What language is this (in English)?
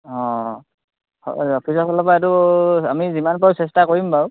Assamese